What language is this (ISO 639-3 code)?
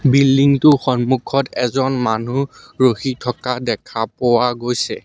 asm